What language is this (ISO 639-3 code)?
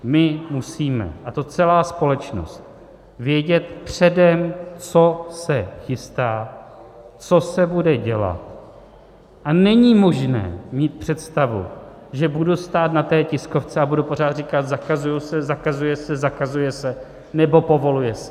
ces